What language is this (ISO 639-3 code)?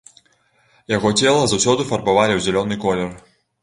bel